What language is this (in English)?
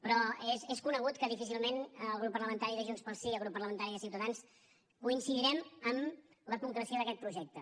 Catalan